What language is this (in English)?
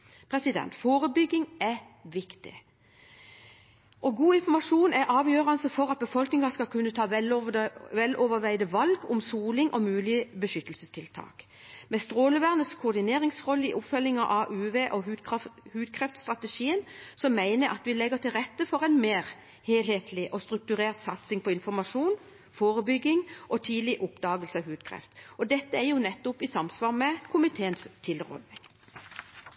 Norwegian Bokmål